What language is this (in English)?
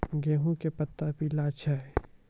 Maithili